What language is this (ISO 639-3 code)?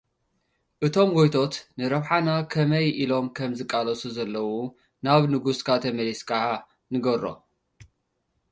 tir